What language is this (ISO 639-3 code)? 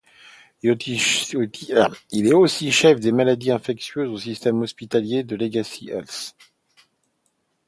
fra